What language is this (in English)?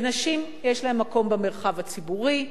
Hebrew